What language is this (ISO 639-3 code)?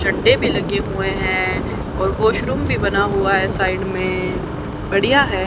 hin